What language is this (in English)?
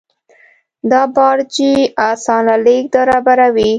Pashto